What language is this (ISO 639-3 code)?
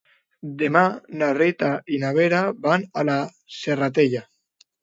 cat